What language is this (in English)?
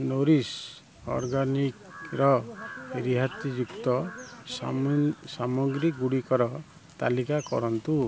Odia